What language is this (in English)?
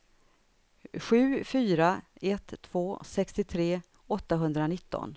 Swedish